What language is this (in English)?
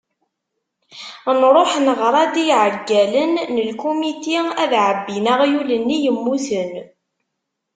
Kabyle